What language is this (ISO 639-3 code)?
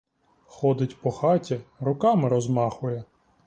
ukr